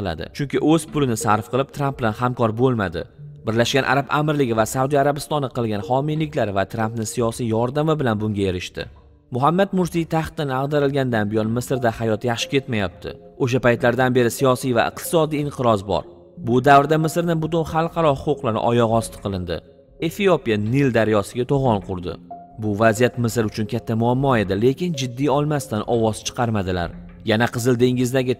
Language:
Persian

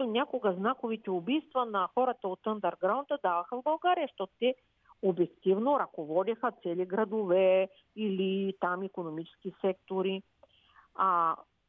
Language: Bulgarian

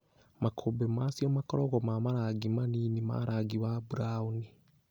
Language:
Kikuyu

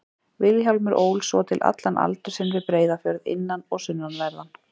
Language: Icelandic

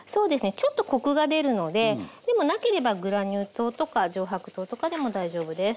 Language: Japanese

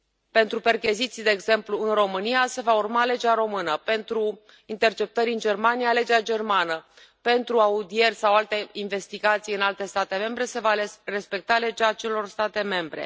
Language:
Romanian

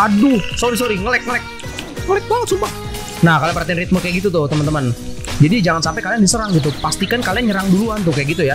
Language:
Indonesian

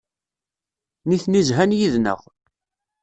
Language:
Kabyle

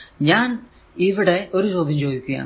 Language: Malayalam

